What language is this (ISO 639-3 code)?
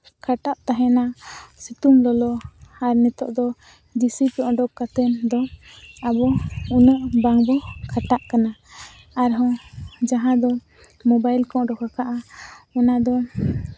sat